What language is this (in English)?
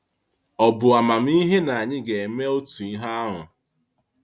Igbo